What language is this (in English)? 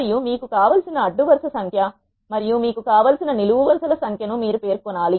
Telugu